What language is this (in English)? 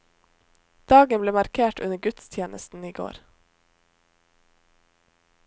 Norwegian